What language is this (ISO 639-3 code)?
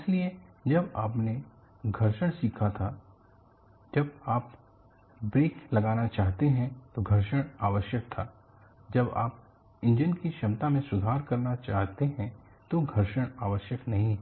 hin